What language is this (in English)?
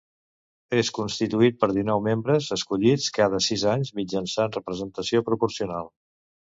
Catalan